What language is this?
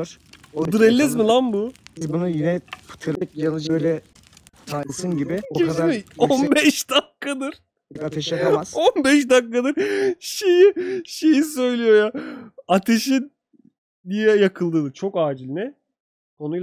Turkish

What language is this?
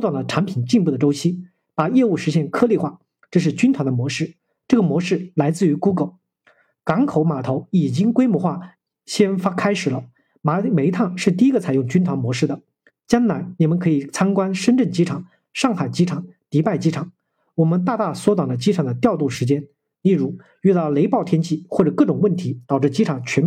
Chinese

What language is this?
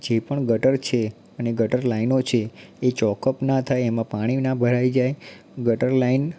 Gujarati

